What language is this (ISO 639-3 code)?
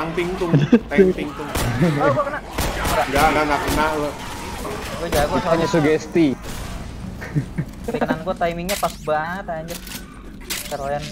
ind